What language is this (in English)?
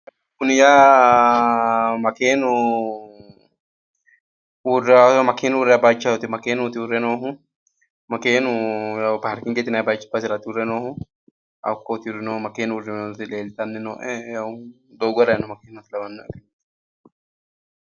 Sidamo